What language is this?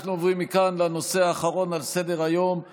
Hebrew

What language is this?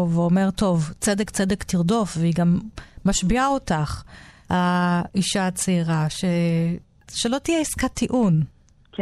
Hebrew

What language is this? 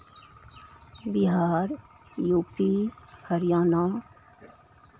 Maithili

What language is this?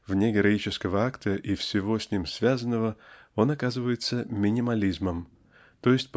Russian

